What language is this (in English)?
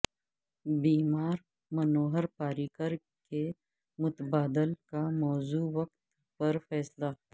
Urdu